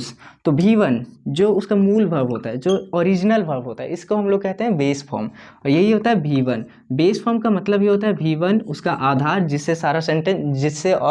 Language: Hindi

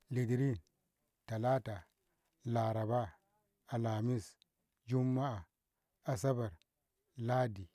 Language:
Ngamo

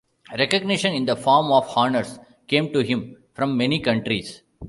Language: English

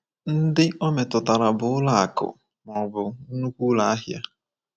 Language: Igbo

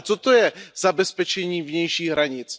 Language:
Czech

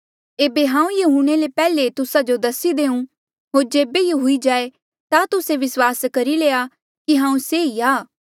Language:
Mandeali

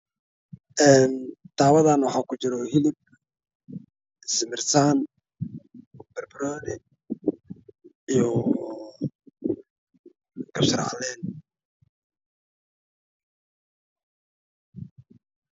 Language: Somali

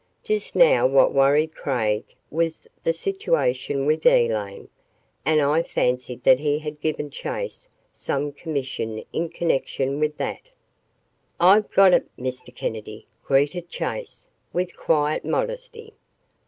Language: English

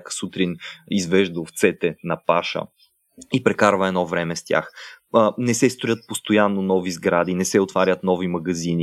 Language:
Bulgarian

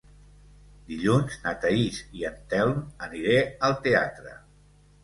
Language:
Catalan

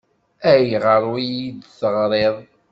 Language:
Kabyle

